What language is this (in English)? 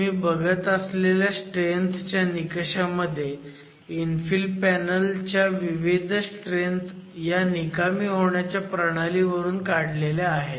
Marathi